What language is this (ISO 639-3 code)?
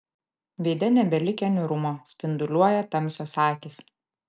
lit